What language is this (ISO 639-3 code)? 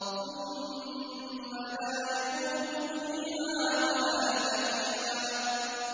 ara